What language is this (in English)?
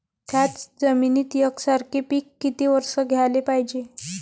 Marathi